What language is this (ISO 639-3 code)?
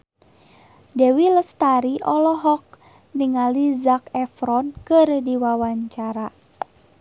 sun